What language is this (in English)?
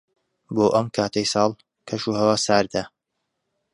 Central Kurdish